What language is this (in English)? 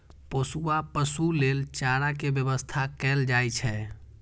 Maithili